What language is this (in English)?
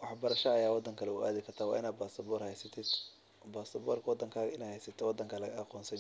Somali